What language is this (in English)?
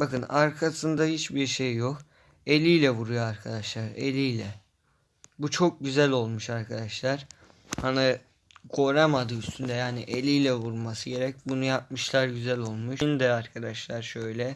Turkish